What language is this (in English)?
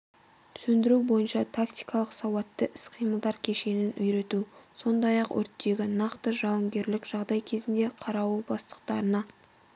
Kazakh